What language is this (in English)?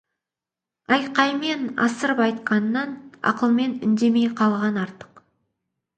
Kazakh